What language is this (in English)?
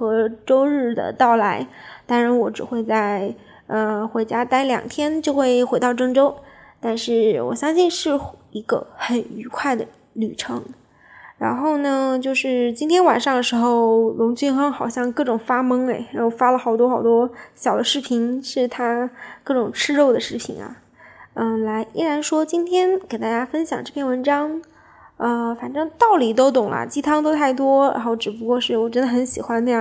Chinese